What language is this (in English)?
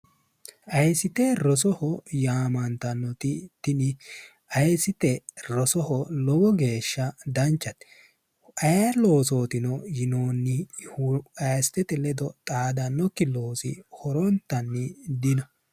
Sidamo